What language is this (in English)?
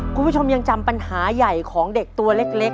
Thai